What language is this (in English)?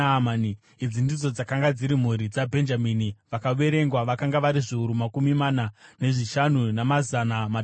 Shona